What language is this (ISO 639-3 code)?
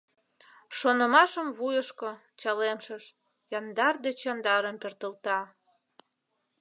chm